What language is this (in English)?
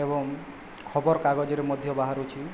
Odia